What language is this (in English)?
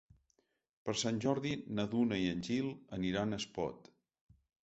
Catalan